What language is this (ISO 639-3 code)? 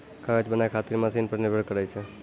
mai